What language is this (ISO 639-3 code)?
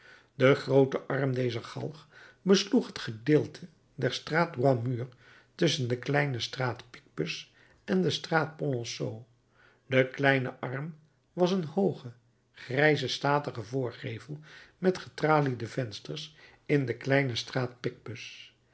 nld